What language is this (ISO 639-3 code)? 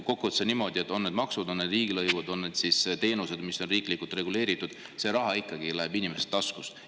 est